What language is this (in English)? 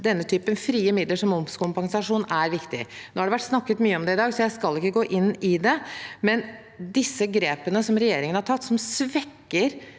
Norwegian